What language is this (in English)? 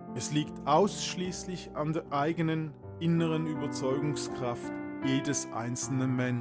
German